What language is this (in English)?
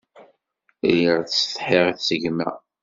Kabyle